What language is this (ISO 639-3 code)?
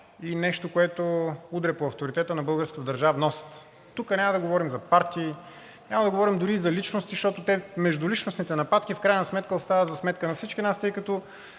bul